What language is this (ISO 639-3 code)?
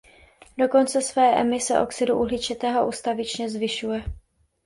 ces